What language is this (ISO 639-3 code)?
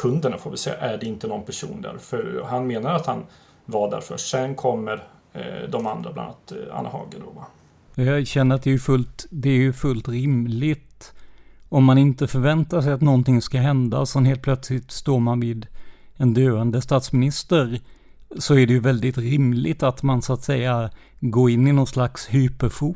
swe